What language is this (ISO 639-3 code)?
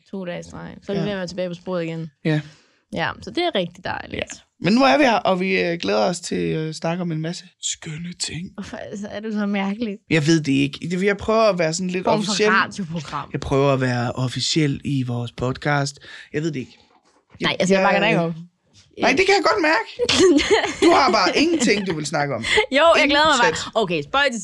dan